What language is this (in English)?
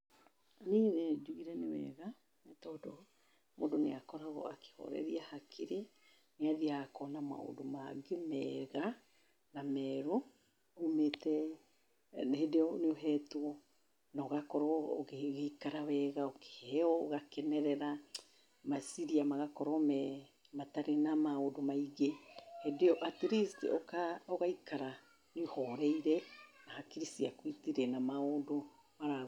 Kikuyu